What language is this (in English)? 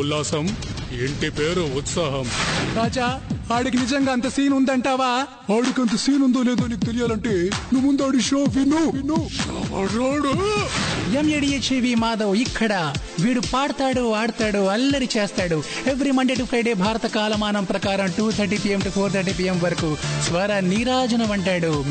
Telugu